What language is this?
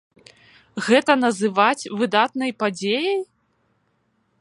Belarusian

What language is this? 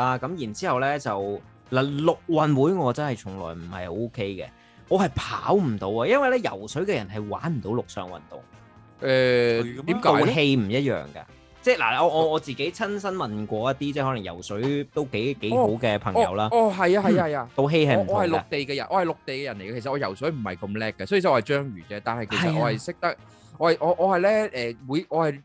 Chinese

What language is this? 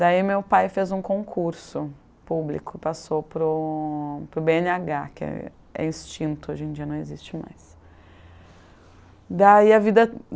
Portuguese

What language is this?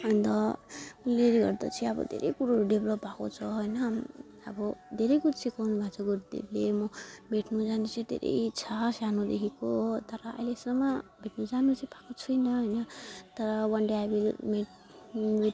Nepali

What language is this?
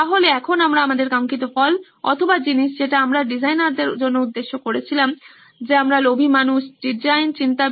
Bangla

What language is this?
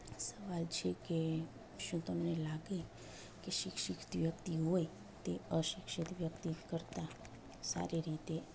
Gujarati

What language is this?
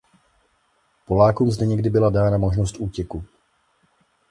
Czech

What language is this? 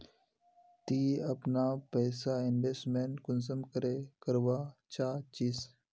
Magahi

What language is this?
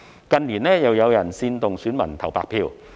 Cantonese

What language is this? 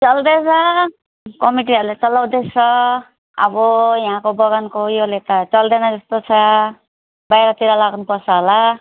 Nepali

